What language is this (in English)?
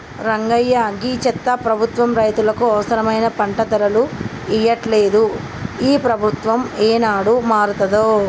Telugu